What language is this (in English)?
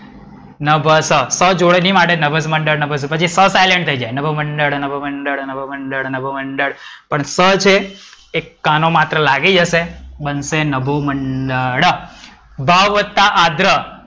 Gujarati